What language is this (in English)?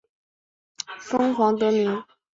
Chinese